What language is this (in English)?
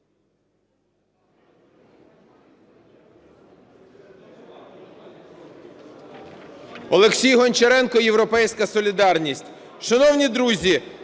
Ukrainian